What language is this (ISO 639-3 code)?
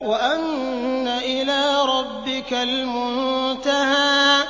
ara